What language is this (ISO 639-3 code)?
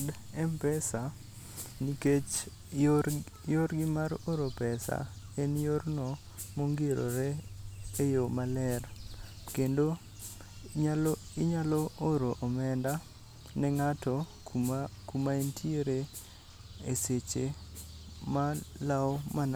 luo